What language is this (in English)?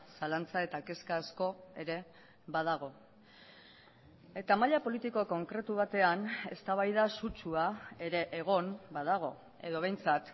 Basque